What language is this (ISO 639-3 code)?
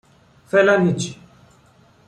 fas